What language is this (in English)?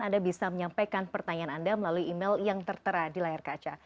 Indonesian